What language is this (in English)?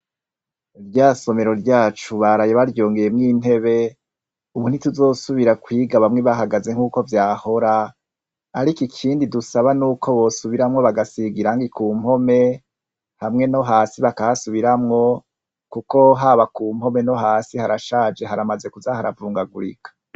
Rundi